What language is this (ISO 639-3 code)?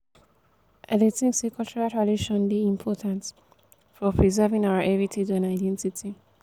pcm